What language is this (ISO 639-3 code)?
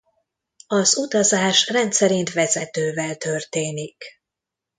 hun